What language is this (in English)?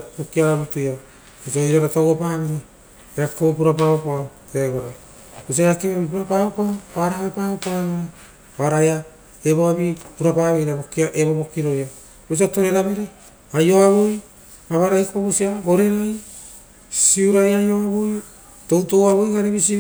Rotokas